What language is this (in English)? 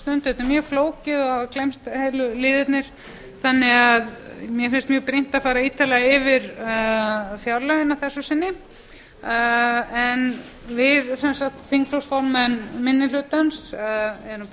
Icelandic